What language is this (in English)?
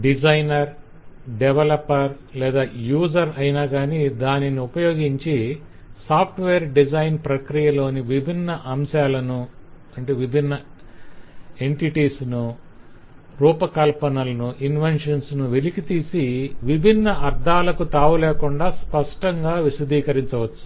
Telugu